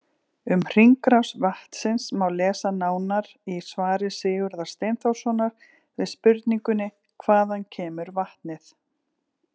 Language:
Icelandic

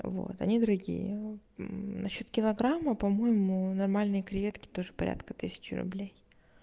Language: Russian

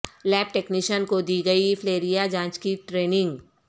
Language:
Urdu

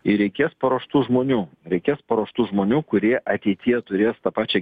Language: Lithuanian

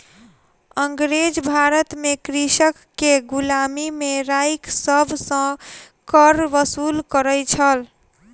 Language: Maithili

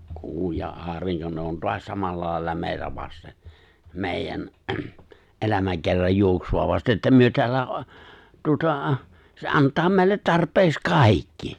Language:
Finnish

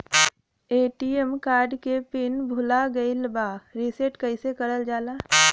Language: Bhojpuri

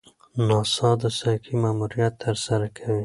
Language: Pashto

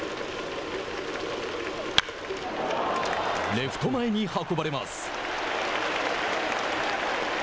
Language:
Japanese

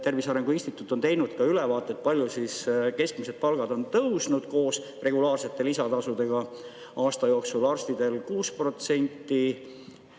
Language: Estonian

